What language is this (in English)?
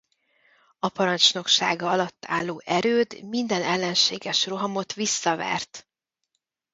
Hungarian